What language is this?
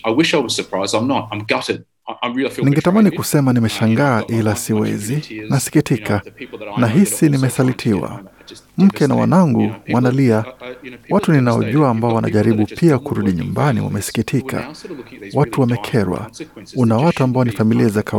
Swahili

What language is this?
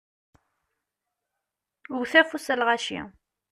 Kabyle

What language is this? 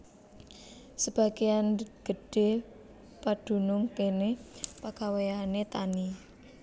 Javanese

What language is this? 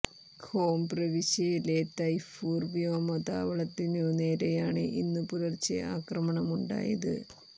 Malayalam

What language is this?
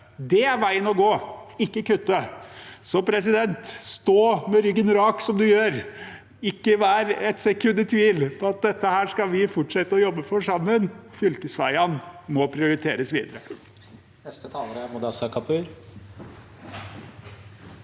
Norwegian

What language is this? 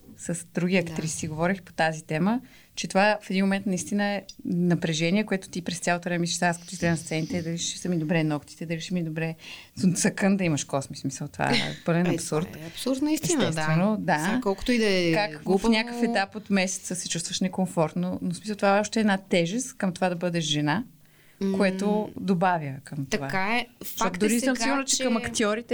Bulgarian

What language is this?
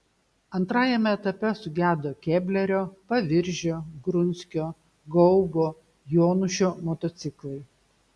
Lithuanian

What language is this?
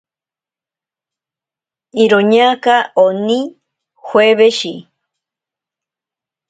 Ashéninka Perené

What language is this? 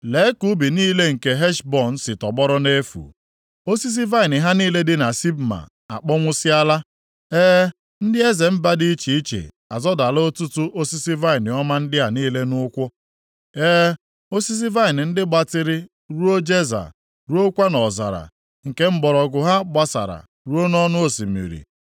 Igbo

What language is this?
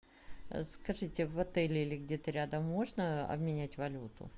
Russian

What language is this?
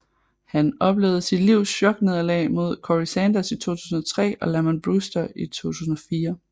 Danish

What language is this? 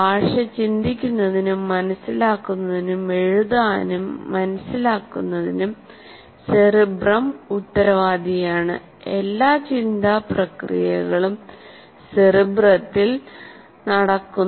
Malayalam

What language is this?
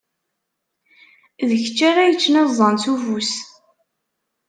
Kabyle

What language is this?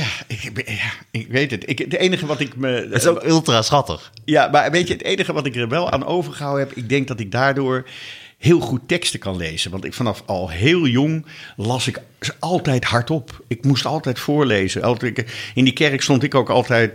Dutch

